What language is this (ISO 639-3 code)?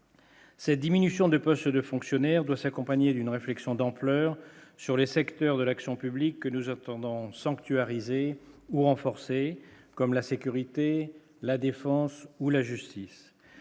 fra